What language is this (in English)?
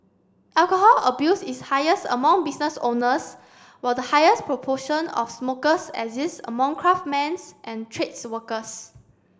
English